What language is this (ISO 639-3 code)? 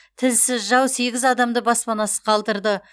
kaz